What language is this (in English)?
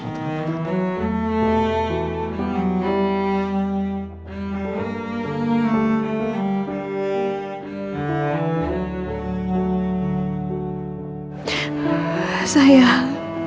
Indonesian